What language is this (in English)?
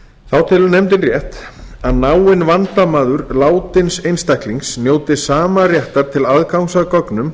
Icelandic